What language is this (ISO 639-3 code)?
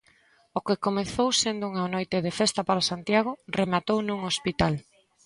glg